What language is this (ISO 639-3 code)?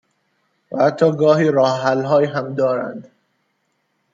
fas